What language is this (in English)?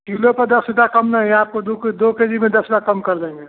Hindi